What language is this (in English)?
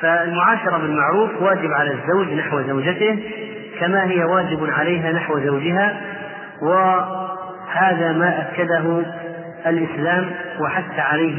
Arabic